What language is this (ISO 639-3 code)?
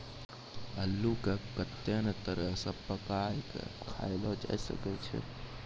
mai